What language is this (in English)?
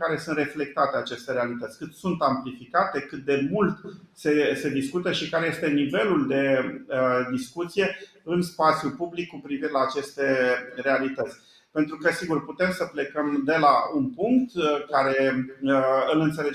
Romanian